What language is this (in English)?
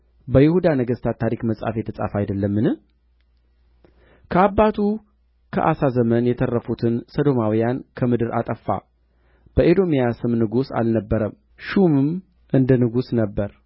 Amharic